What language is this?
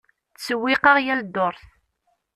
Kabyle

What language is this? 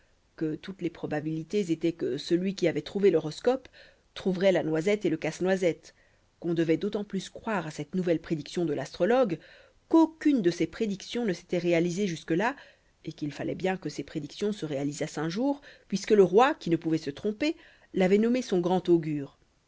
French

